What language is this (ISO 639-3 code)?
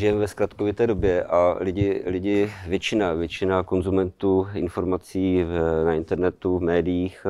ces